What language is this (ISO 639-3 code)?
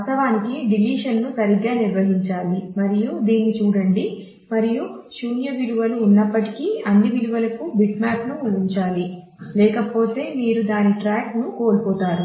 tel